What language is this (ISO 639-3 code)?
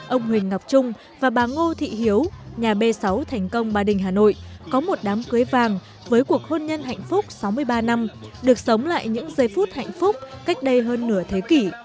vie